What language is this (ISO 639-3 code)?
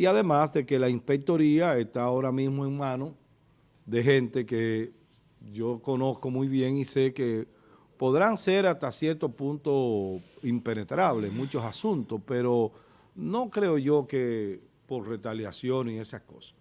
spa